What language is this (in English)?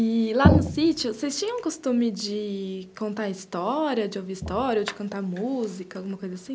Portuguese